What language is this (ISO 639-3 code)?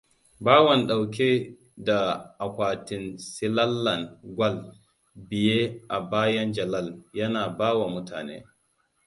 hau